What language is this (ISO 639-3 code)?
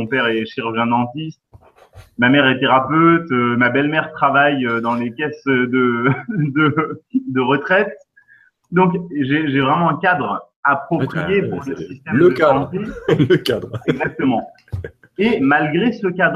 fra